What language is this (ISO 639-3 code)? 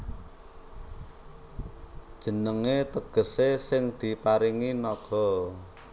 jav